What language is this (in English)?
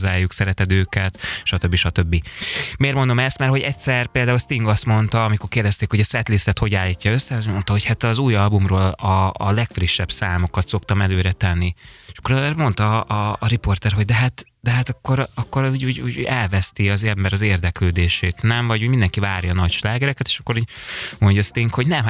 Hungarian